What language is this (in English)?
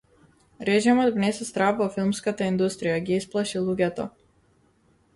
Macedonian